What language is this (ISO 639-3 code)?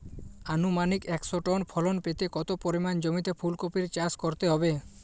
ben